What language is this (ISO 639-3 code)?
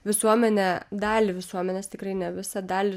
lit